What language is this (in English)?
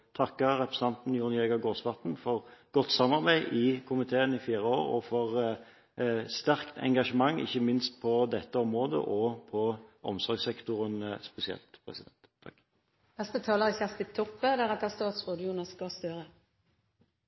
Norwegian